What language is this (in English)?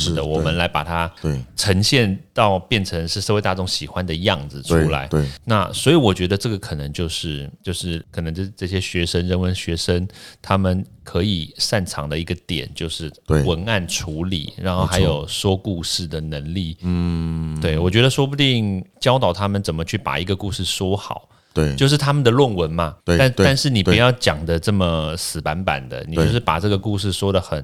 Chinese